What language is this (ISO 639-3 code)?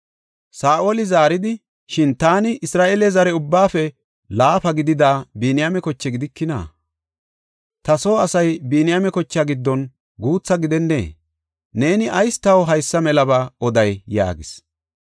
gof